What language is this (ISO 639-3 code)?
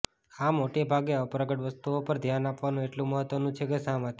guj